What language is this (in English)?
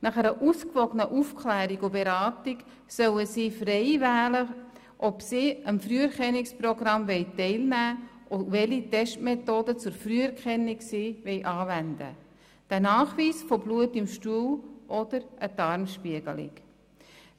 Swiss German